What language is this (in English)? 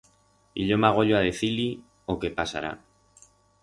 Aragonese